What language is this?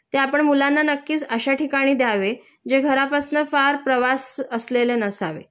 Marathi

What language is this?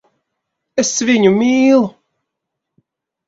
Latvian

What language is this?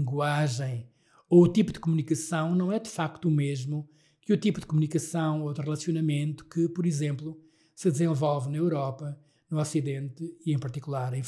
Portuguese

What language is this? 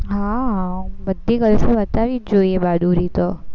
Gujarati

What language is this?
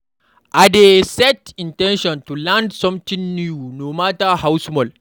Nigerian Pidgin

